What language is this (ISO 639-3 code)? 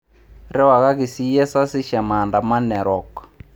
mas